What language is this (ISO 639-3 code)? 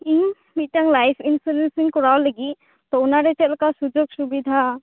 sat